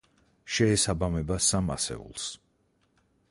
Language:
Georgian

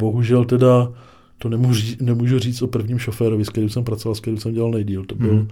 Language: Czech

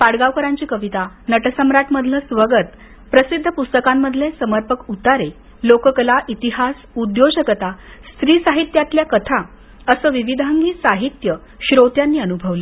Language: Marathi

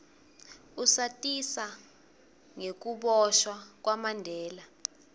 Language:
Swati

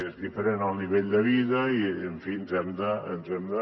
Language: Catalan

